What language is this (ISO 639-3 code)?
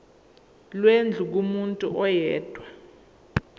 zul